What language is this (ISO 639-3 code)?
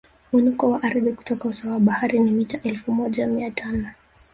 swa